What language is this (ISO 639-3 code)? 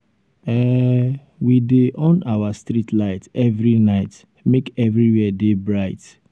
pcm